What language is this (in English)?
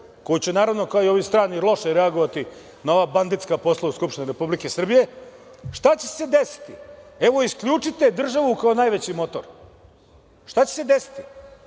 Serbian